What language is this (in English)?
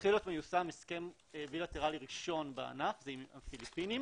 Hebrew